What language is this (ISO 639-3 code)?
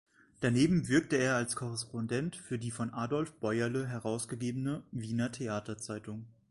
deu